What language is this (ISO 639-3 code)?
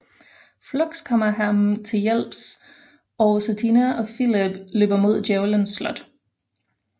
dan